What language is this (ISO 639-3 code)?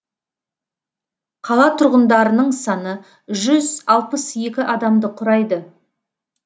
kaz